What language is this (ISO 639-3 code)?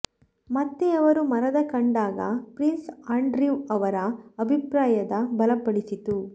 kan